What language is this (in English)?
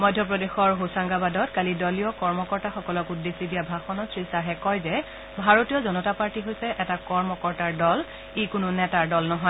Assamese